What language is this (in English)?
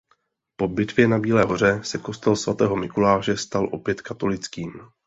Czech